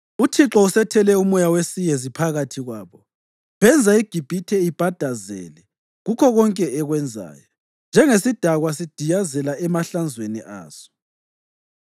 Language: North Ndebele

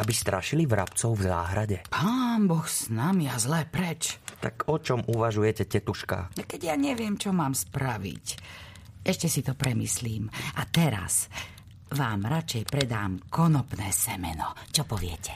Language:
Slovak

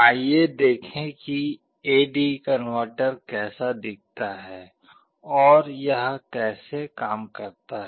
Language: Hindi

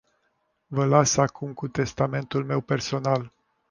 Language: Romanian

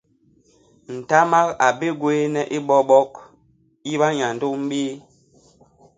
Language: Basaa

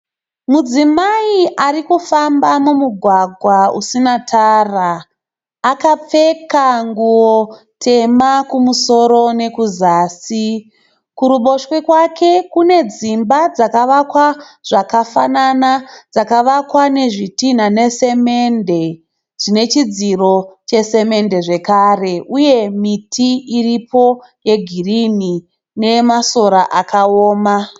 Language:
Shona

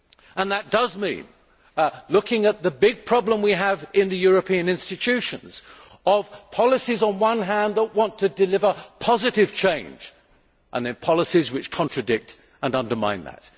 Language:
English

